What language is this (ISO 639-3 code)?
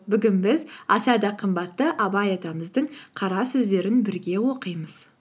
kaz